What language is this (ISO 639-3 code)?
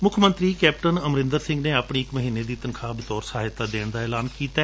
pan